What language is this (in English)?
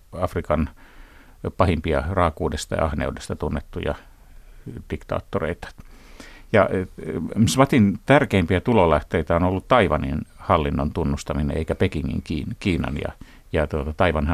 Finnish